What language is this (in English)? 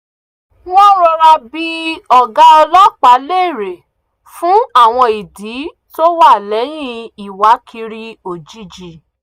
Yoruba